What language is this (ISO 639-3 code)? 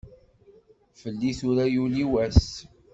kab